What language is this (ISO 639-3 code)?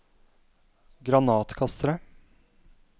nor